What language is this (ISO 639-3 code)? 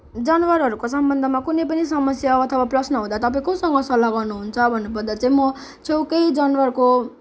nep